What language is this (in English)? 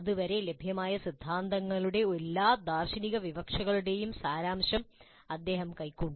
Malayalam